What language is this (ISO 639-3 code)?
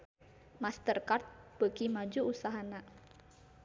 sun